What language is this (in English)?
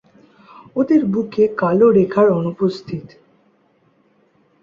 Bangla